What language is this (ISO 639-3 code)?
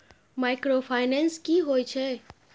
mai